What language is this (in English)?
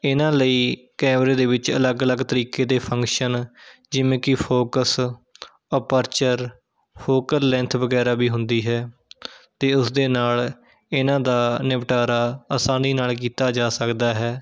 Punjabi